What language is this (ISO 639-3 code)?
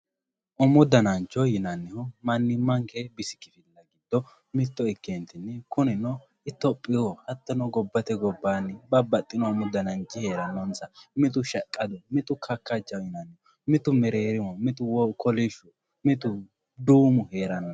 sid